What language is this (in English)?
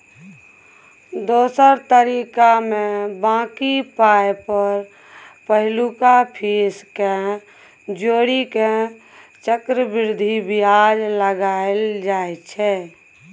Maithili